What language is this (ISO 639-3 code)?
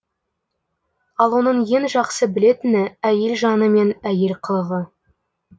kaz